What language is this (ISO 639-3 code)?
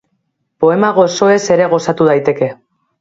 eus